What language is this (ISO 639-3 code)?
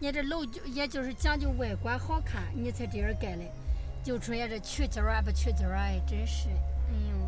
zho